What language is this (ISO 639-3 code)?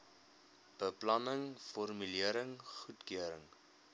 afr